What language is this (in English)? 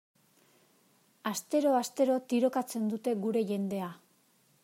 Basque